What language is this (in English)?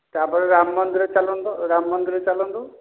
Odia